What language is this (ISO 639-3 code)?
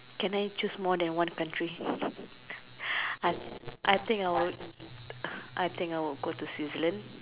eng